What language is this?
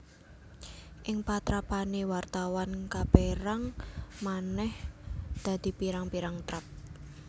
Javanese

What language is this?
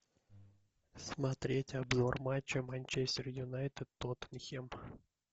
Russian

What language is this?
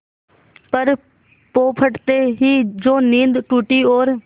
Hindi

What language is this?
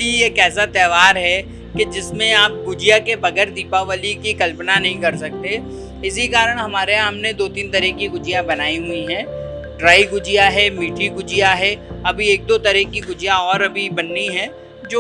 Hindi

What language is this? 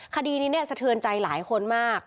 Thai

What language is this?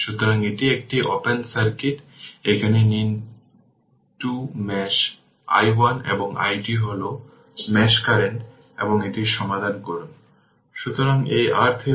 Bangla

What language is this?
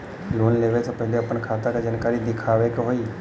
Bhojpuri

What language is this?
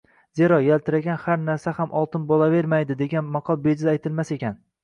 Uzbek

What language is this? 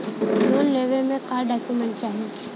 Bhojpuri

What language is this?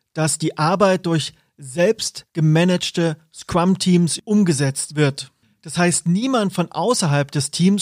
German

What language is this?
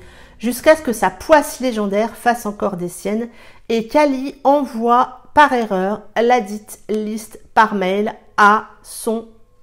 French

